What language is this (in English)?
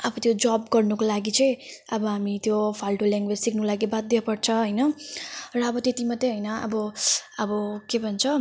Nepali